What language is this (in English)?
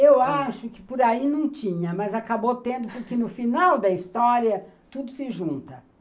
Portuguese